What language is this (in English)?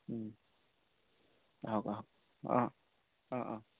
Assamese